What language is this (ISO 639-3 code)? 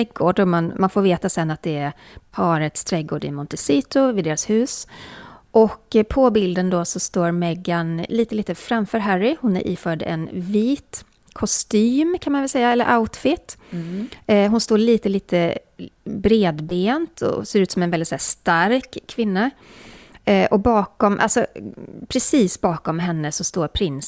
swe